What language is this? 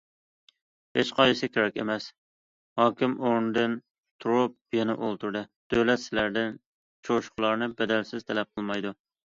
Uyghur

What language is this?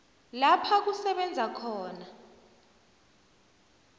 South Ndebele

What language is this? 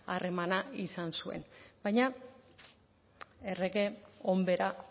Basque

